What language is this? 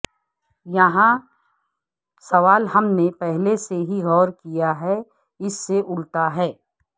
Urdu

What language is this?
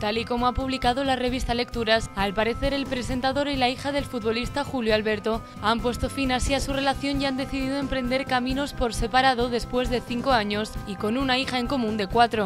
Spanish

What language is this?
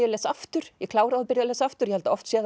Icelandic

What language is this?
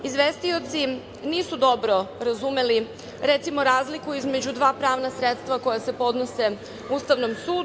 Serbian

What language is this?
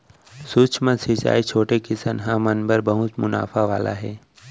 Chhattisgarhi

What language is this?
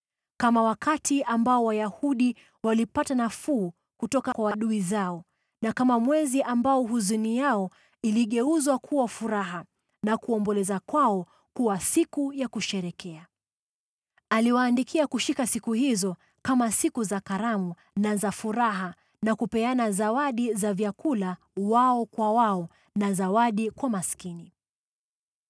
Swahili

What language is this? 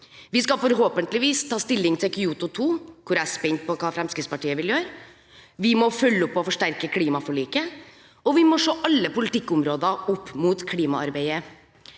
Norwegian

